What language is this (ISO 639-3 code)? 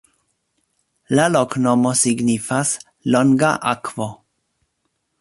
epo